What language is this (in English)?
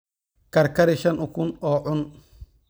Somali